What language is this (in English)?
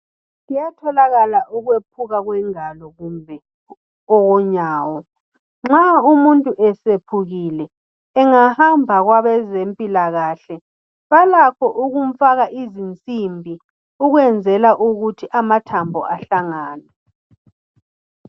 North Ndebele